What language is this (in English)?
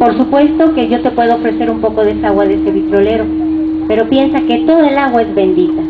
Spanish